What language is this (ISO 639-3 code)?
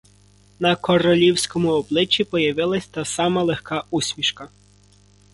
ukr